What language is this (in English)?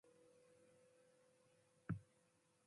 Matsés